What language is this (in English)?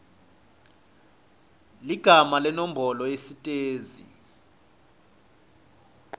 Swati